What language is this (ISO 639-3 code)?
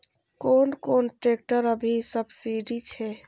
mai